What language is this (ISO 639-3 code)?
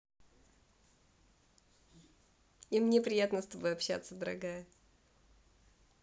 rus